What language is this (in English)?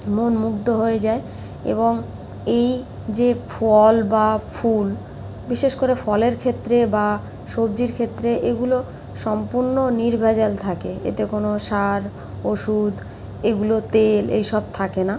Bangla